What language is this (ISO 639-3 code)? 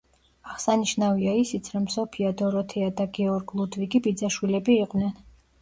kat